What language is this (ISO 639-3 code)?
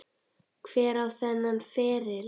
isl